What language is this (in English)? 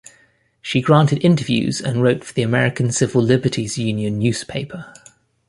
English